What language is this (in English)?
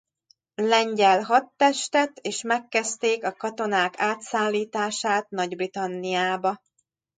Hungarian